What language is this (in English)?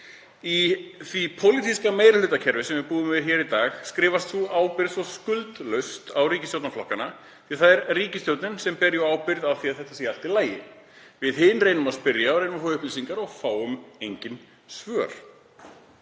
Icelandic